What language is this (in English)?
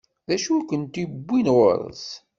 Kabyle